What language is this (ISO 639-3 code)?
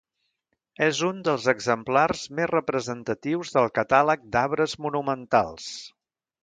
cat